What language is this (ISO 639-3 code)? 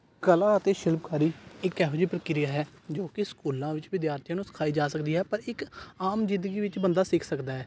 pan